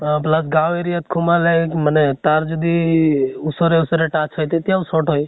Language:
Assamese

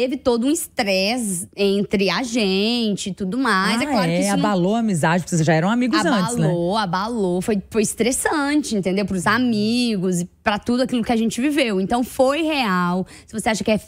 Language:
Portuguese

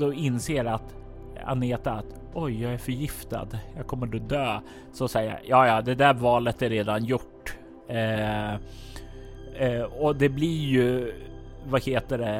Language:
Swedish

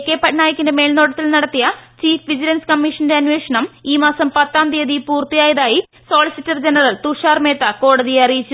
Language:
Malayalam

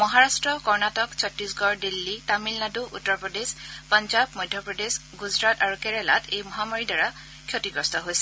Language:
Assamese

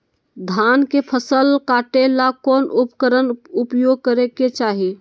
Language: Magahi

